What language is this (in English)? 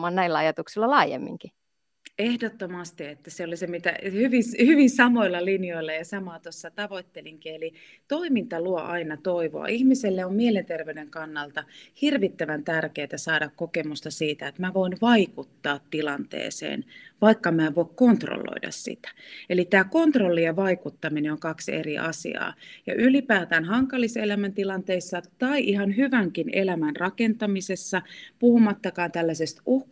Finnish